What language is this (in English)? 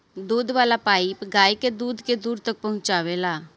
Bhojpuri